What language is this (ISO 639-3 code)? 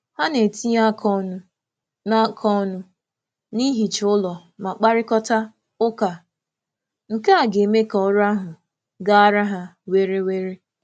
ibo